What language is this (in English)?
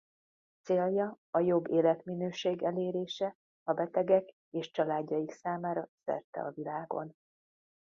Hungarian